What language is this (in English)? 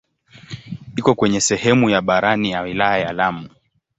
Swahili